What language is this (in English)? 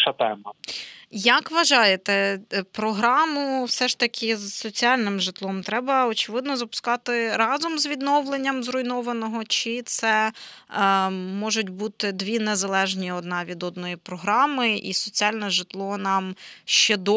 Ukrainian